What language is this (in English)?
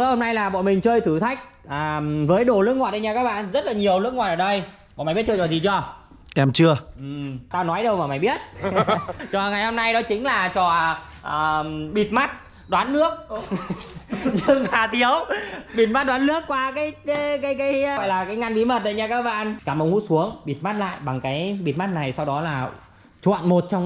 Vietnamese